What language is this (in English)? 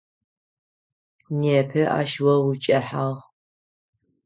Adyghe